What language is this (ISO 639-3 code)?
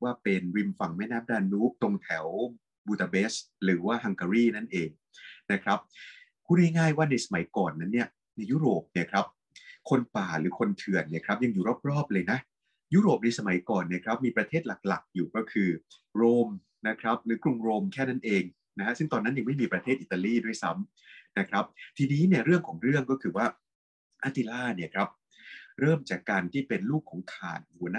tha